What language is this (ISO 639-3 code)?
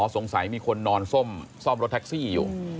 tha